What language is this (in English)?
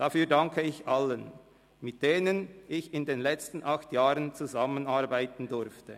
Swiss German